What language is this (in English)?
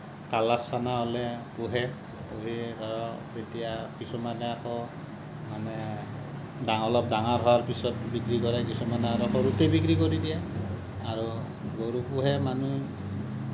Assamese